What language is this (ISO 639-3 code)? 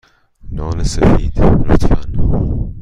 fas